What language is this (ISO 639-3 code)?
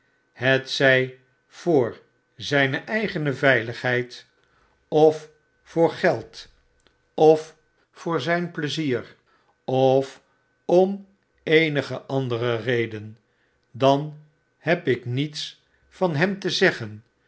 nld